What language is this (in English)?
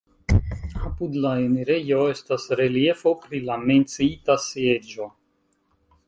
Esperanto